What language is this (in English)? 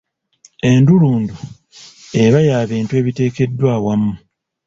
Ganda